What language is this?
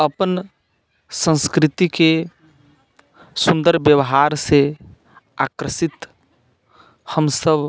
Maithili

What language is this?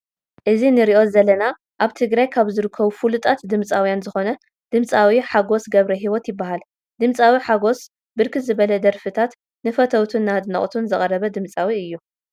Tigrinya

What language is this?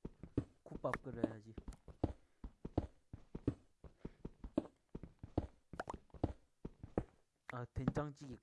Korean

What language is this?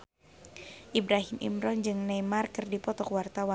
Sundanese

